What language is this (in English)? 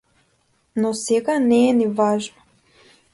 Macedonian